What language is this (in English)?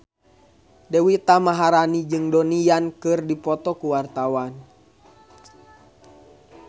Sundanese